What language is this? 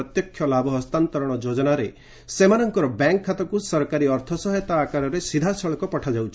Odia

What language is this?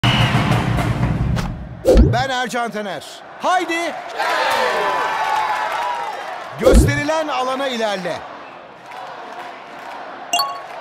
Turkish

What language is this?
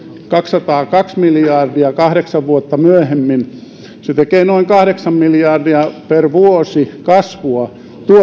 Finnish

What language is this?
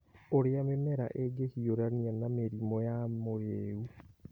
Kikuyu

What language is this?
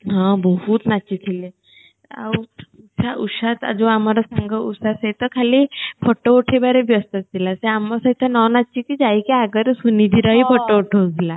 Odia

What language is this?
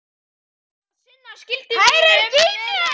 Icelandic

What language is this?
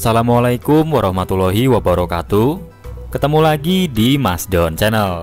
Indonesian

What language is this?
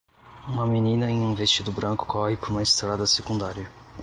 Portuguese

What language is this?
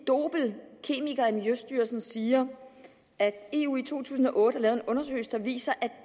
Danish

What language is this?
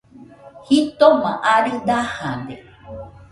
Nüpode Huitoto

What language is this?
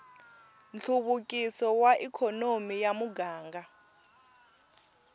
Tsonga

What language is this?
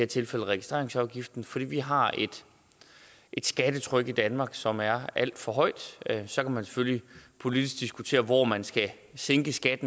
Danish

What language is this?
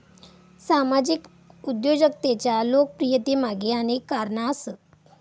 Marathi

